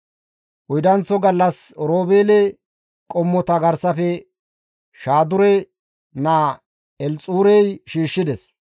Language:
Gamo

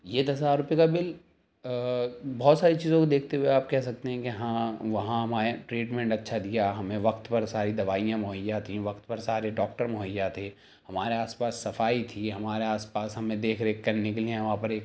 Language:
Urdu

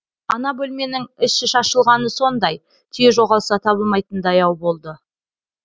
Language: Kazakh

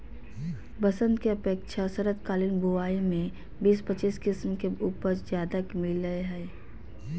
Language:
Magahi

